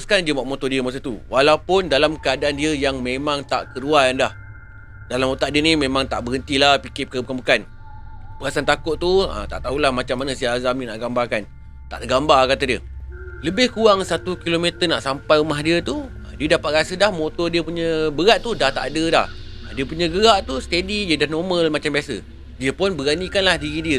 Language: Malay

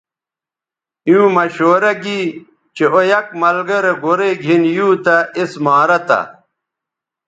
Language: Bateri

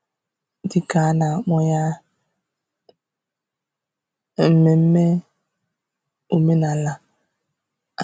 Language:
Igbo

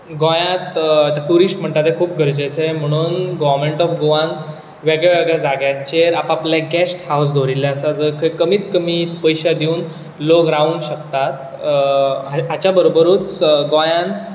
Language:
Konkani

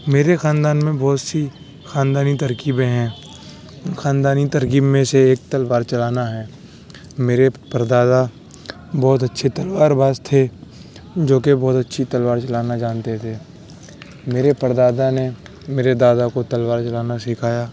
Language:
Urdu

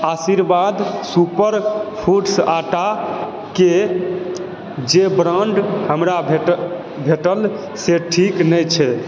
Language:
Maithili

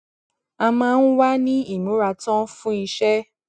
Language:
Yoruba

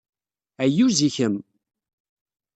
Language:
Kabyle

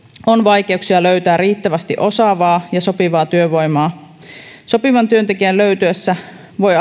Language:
Finnish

